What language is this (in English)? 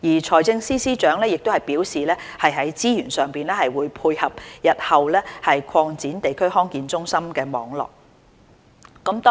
Cantonese